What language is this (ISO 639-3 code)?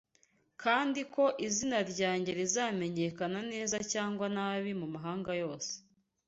kin